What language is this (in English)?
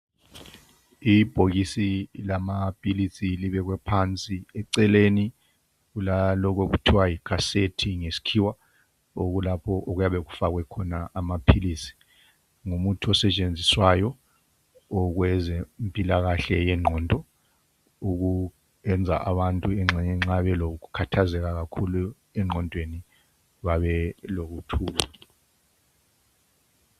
North Ndebele